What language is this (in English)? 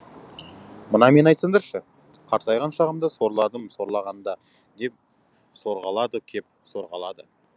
Kazakh